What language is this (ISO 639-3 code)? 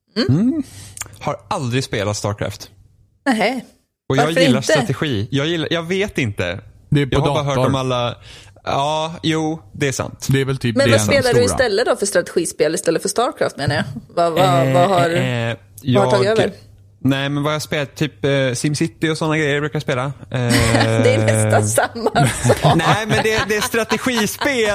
swe